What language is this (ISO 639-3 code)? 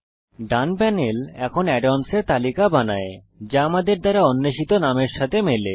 ben